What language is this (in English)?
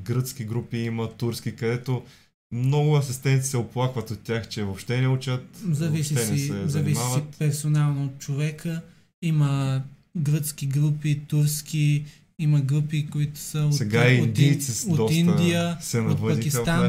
Bulgarian